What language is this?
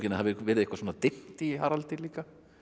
Icelandic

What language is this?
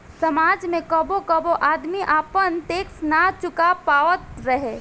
Bhojpuri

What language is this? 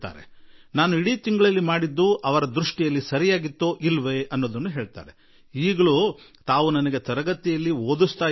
Kannada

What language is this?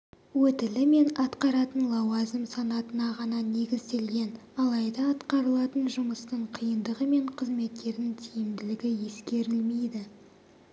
Kazakh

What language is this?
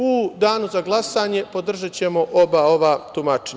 Serbian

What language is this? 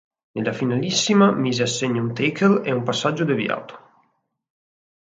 Italian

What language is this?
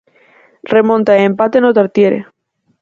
Galician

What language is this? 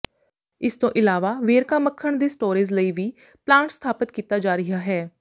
Punjabi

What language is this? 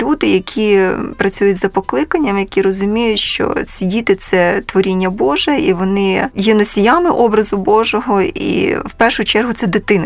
Ukrainian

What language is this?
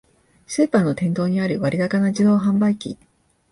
Japanese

